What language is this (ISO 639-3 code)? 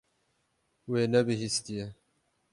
kur